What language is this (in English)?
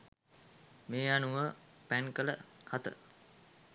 Sinhala